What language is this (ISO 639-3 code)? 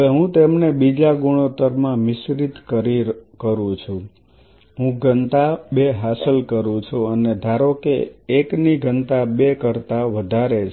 guj